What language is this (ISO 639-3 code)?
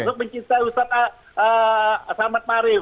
ind